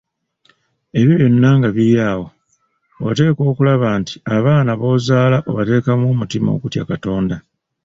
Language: Ganda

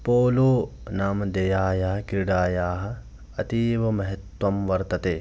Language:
Sanskrit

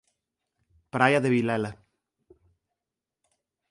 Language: Galician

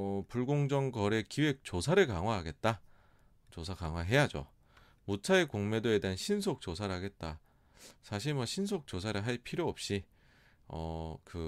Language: Korean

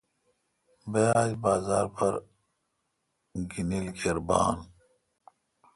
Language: Kalkoti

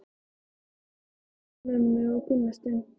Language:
Icelandic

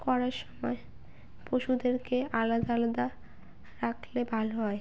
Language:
Bangla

